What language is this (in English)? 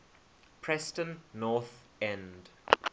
English